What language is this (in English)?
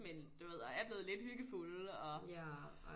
Danish